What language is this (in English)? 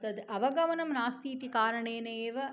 Sanskrit